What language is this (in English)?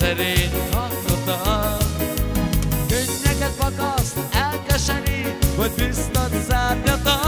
Hungarian